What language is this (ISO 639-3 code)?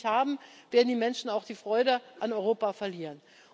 deu